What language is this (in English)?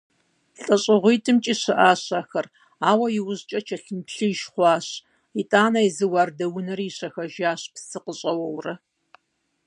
Kabardian